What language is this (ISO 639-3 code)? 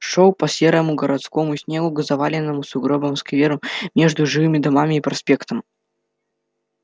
rus